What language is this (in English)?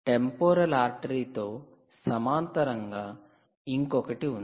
Telugu